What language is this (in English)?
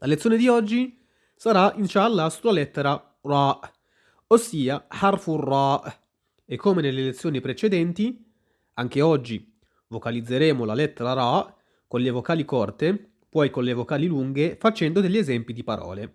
Italian